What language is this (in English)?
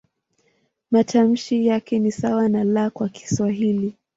Swahili